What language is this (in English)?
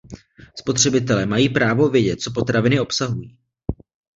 Czech